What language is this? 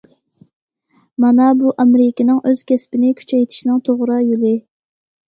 Uyghur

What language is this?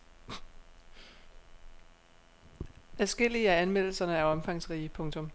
Danish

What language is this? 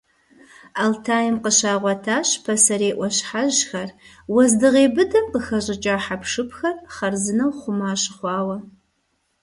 Kabardian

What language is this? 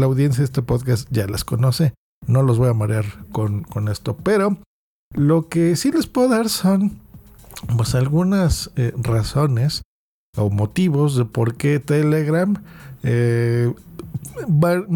Spanish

